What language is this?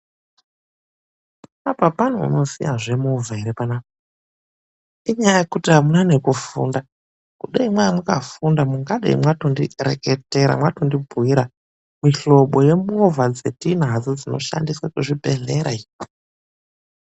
Ndau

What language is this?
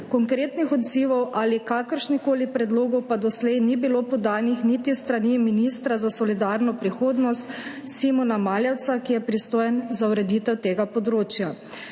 Slovenian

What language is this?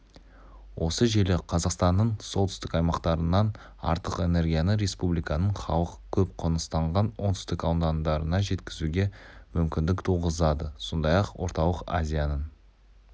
Kazakh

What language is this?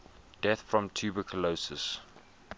English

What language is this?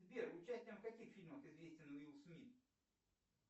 Russian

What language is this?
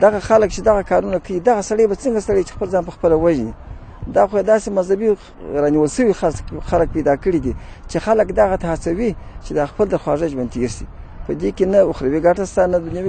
Arabic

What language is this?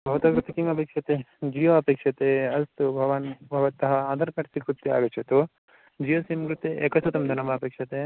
Sanskrit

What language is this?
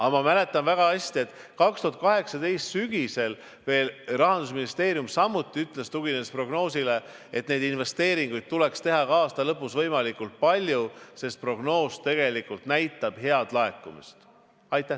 Estonian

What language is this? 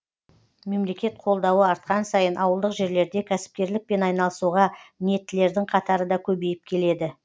Kazakh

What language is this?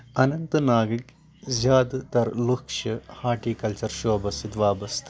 Kashmiri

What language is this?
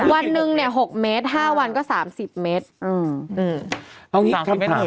Thai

